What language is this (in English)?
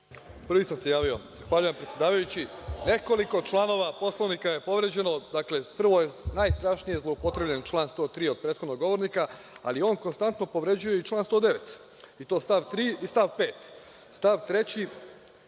Serbian